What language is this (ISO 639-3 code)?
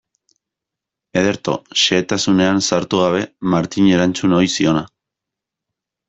eus